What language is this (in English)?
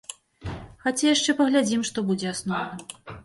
Belarusian